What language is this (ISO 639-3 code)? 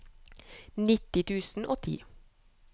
nor